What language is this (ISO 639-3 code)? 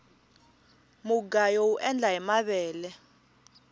tso